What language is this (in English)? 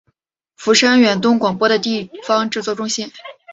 Chinese